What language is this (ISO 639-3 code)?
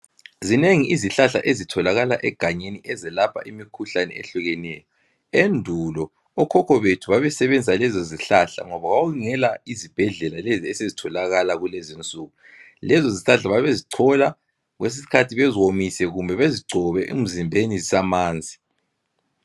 nde